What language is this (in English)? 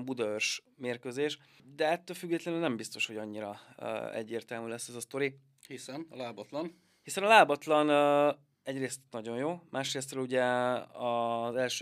Hungarian